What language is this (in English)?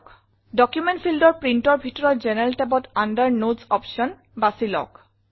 Assamese